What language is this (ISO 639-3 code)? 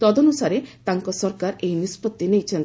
ori